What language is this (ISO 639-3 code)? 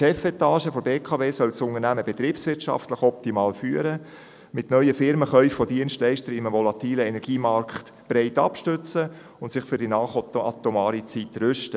gsw